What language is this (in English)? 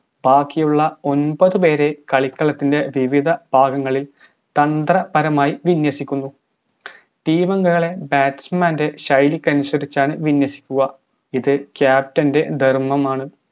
Malayalam